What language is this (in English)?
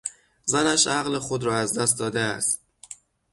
Persian